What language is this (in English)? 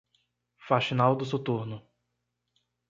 Portuguese